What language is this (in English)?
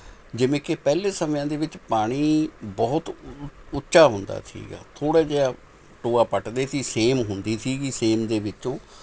Punjabi